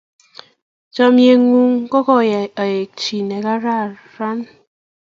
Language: Kalenjin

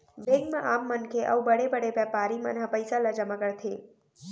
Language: Chhattisgarhi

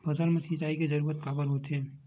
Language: Chhattisgarhi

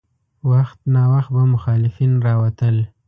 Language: Pashto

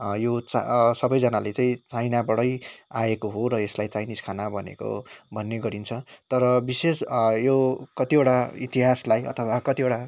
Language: Nepali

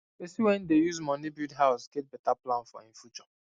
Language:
Nigerian Pidgin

